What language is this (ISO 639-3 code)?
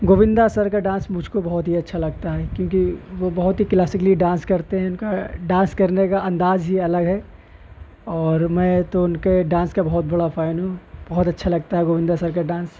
urd